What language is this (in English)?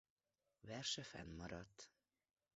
Hungarian